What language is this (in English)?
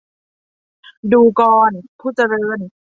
Thai